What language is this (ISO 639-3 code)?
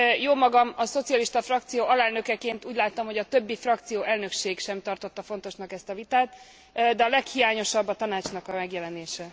hun